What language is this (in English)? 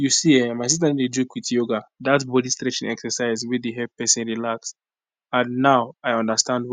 Nigerian Pidgin